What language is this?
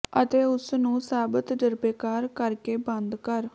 Punjabi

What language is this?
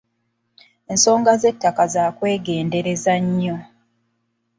Ganda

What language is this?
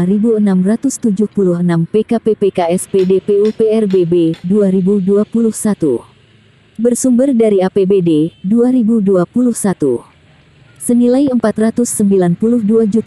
Indonesian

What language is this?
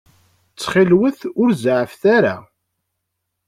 Kabyle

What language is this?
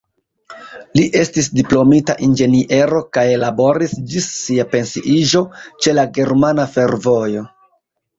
Esperanto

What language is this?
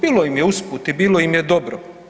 Croatian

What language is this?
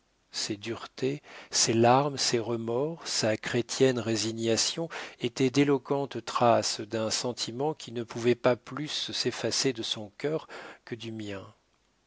French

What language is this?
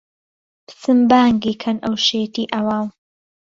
Central Kurdish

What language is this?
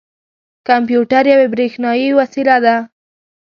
Pashto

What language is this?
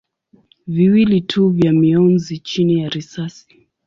Swahili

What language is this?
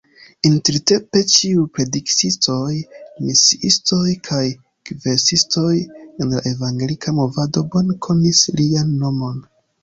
Esperanto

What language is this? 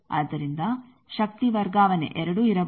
Kannada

